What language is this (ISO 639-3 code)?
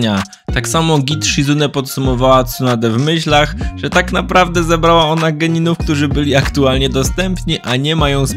pol